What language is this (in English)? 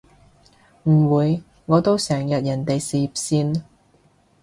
Cantonese